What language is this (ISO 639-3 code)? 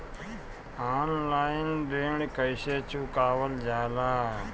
bho